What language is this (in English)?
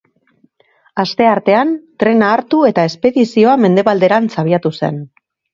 Basque